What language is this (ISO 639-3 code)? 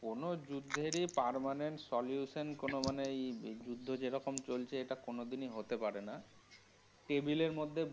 ben